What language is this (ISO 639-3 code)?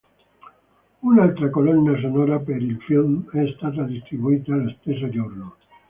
ita